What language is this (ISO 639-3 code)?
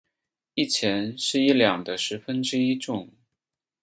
zho